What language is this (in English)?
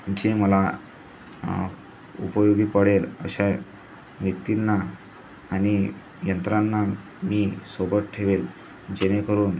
Marathi